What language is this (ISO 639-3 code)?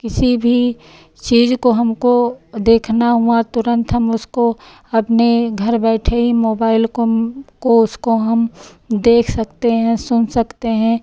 hin